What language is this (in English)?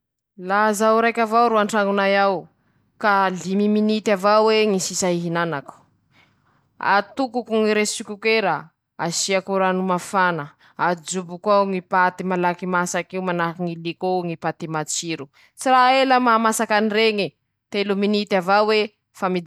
Masikoro Malagasy